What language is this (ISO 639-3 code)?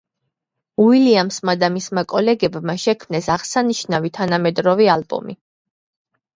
kat